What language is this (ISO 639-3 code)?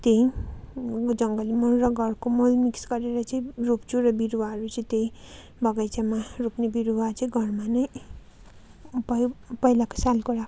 nep